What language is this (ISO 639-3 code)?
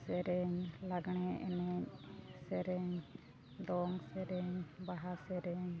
sat